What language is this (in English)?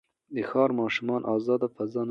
Pashto